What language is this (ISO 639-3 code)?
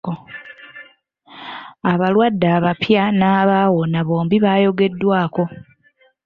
lug